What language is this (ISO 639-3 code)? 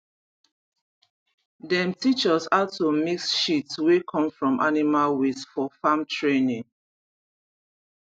pcm